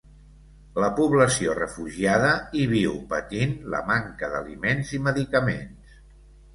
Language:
Catalan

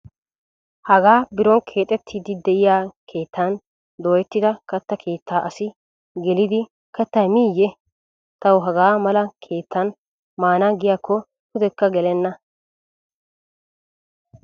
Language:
Wolaytta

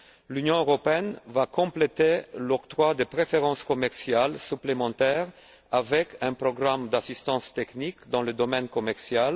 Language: French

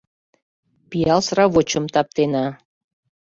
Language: Mari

